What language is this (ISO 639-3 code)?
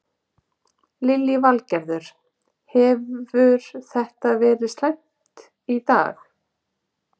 isl